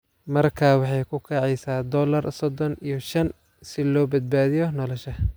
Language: Somali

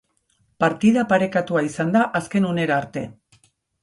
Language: Basque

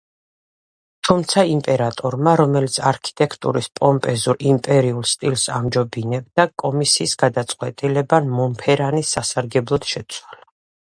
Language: Georgian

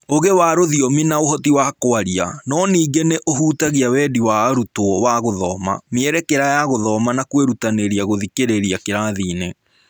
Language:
Kikuyu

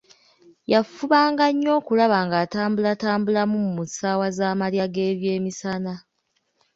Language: Ganda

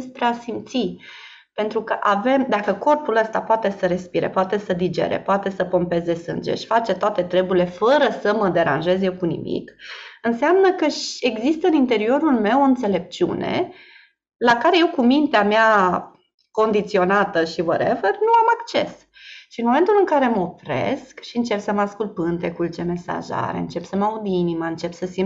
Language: Romanian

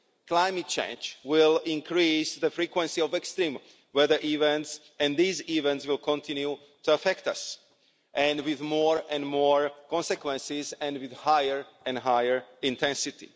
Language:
English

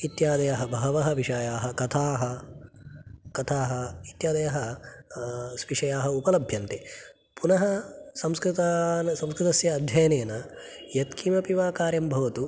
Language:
Sanskrit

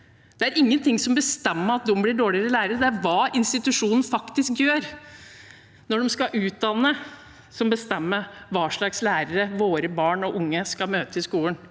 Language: Norwegian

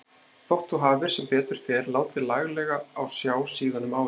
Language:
Icelandic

